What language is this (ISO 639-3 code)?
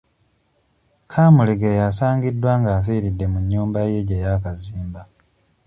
lug